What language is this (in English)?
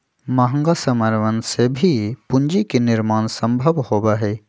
Magahi